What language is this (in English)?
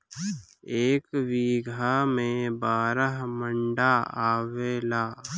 Bhojpuri